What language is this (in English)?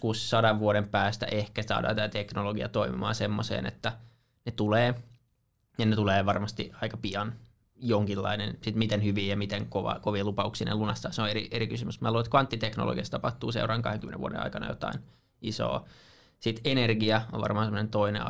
Finnish